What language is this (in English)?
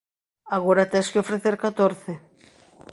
Galician